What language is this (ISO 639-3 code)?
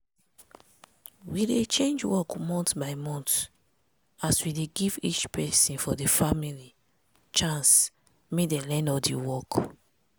pcm